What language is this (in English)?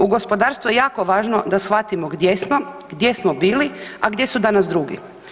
Croatian